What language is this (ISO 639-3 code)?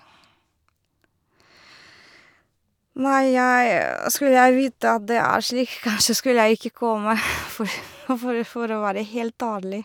nor